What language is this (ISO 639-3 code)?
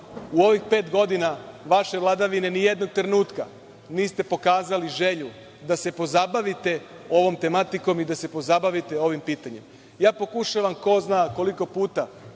srp